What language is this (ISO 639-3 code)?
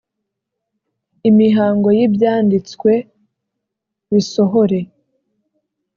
kin